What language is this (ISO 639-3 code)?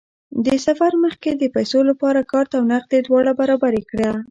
pus